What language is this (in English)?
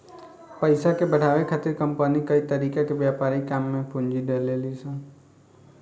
Bhojpuri